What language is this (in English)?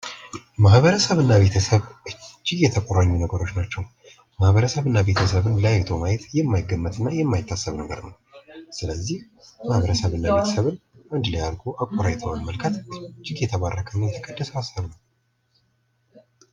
Amharic